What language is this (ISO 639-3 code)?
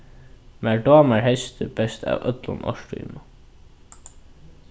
fao